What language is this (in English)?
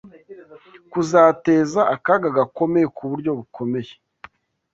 Kinyarwanda